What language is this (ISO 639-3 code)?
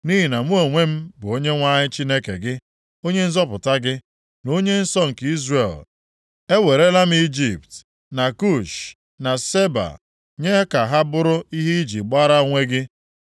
ibo